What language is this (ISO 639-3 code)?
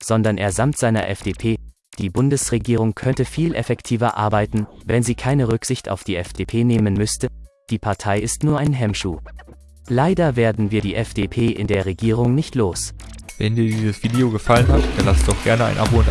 deu